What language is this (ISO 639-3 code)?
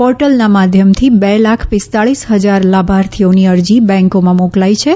guj